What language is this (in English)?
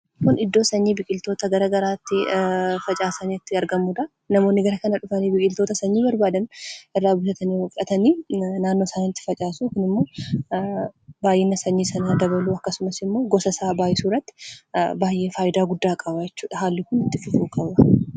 Oromo